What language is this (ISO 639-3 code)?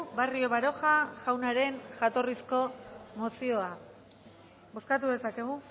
eus